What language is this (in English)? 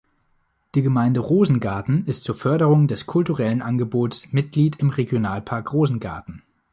German